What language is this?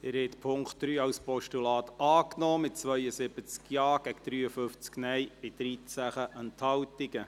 Swiss German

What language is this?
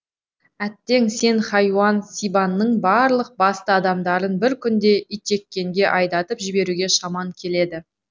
Kazakh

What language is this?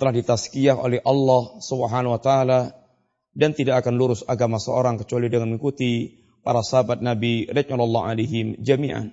Malay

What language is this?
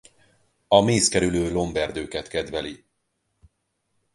Hungarian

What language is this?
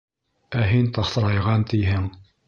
Bashkir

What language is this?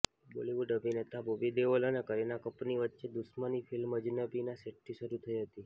Gujarati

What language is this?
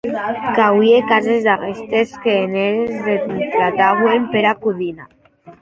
Occitan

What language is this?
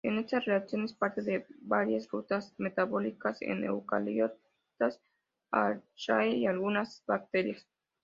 Spanish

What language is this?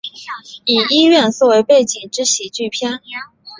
Chinese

